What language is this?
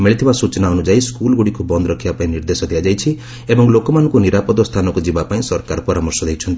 Odia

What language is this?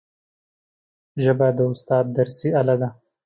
Pashto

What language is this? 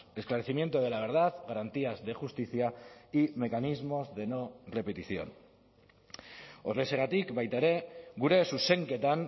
Spanish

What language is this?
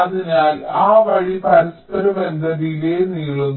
Malayalam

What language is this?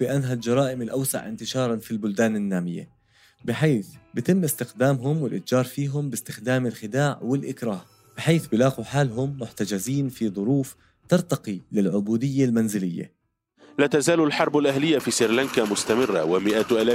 Arabic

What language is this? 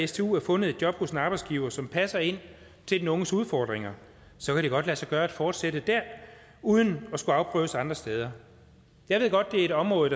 Danish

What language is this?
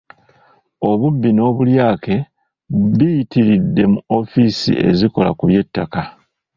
Ganda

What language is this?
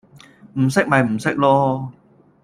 Cantonese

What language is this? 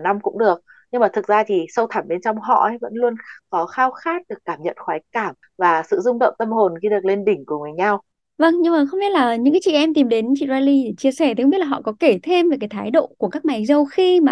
Vietnamese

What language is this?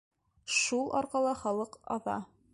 Bashkir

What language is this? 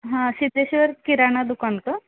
Marathi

